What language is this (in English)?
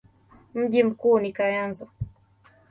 Swahili